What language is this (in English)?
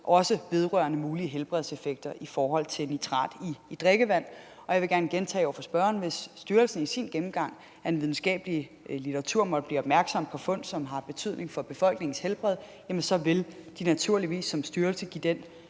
Danish